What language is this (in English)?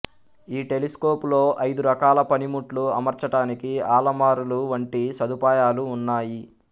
Telugu